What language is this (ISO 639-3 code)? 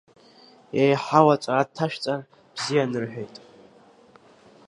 abk